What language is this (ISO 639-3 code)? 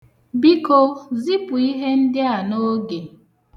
ibo